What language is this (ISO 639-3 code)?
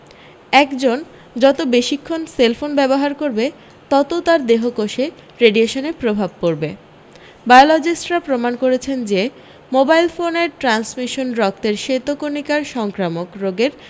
ben